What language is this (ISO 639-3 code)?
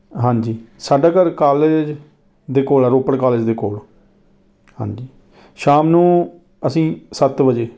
pan